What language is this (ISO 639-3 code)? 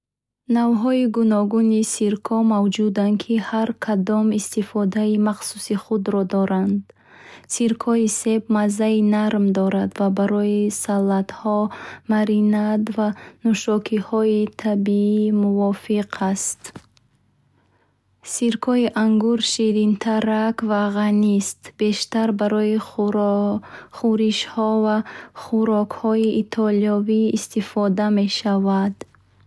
bhh